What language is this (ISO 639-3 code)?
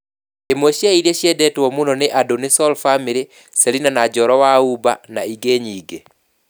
kik